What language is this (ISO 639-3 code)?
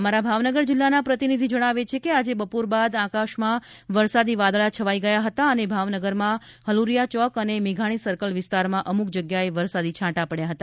guj